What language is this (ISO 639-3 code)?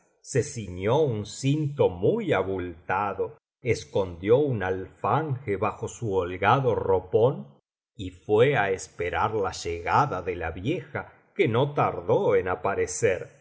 spa